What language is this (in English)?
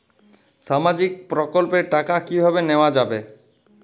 Bangla